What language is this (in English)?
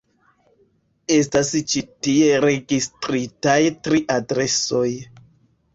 Esperanto